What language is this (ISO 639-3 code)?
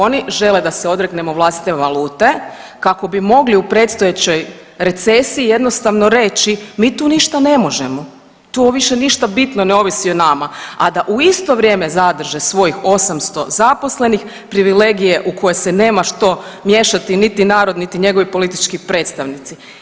hrv